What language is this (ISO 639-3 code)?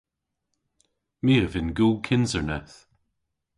cor